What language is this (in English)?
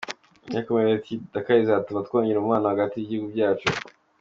Kinyarwanda